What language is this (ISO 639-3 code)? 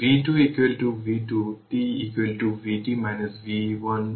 ben